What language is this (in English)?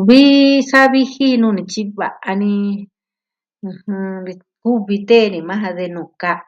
Southwestern Tlaxiaco Mixtec